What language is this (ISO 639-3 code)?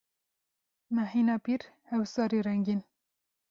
kur